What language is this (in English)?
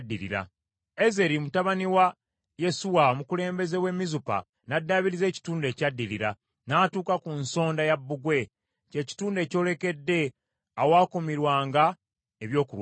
Ganda